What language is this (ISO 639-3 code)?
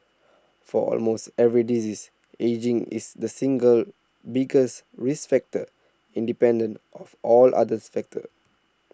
eng